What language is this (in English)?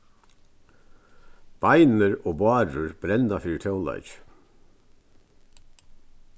Faroese